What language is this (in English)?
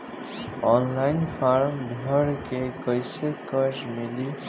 Bhojpuri